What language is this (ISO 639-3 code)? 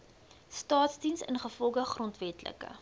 afr